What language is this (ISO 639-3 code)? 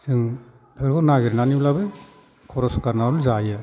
brx